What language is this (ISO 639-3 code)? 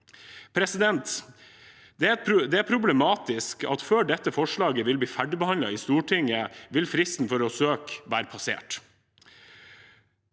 nor